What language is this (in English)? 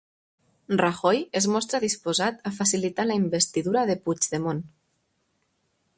Catalan